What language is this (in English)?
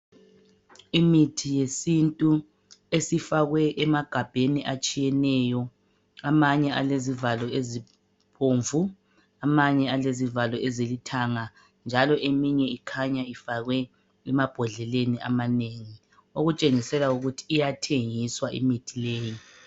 North Ndebele